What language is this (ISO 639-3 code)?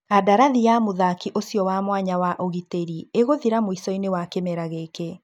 kik